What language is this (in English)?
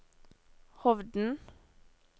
Norwegian